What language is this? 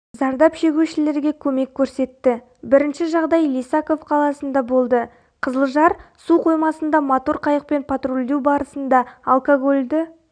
Kazakh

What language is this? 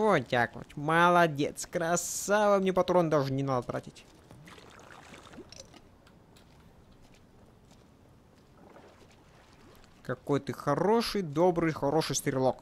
Russian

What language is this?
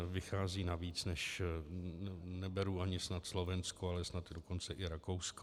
Czech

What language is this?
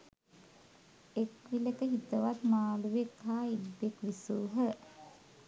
Sinhala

